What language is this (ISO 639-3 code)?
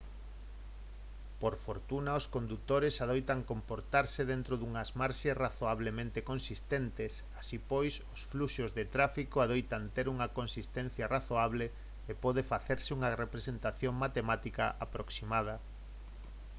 glg